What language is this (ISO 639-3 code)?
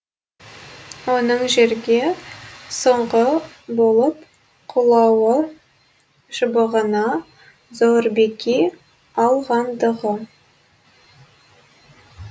kaz